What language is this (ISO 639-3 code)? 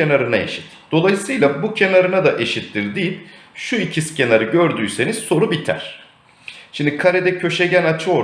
tur